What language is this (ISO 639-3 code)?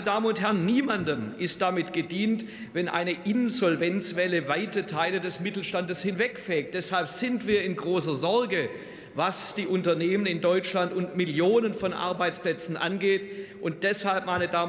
deu